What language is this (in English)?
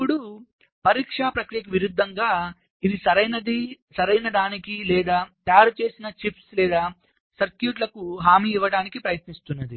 Telugu